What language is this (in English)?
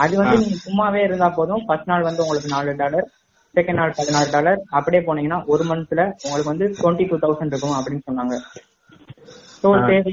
Tamil